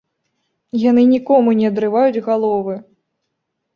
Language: Belarusian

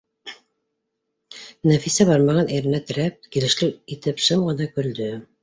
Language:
Bashkir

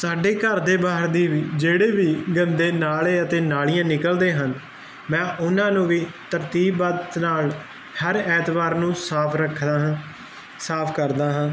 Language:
Punjabi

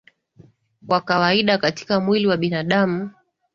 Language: Swahili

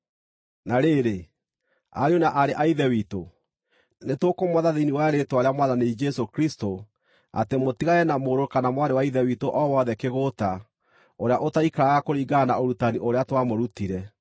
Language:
Kikuyu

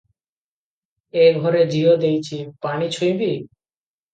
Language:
Odia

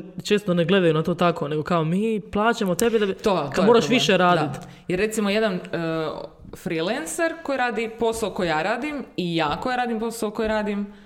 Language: Croatian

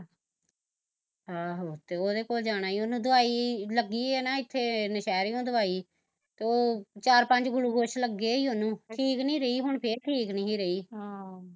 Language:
Punjabi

